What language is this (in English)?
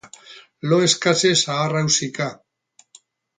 Basque